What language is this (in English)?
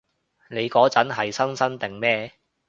Cantonese